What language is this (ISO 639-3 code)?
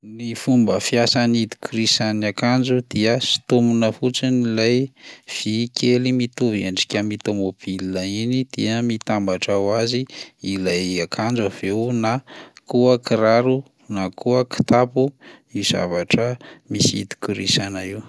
mlg